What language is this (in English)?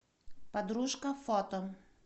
Russian